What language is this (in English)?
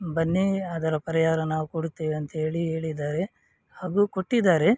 Kannada